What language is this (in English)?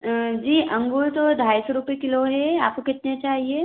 Hindi